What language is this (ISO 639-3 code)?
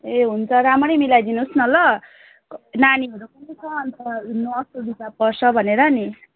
nep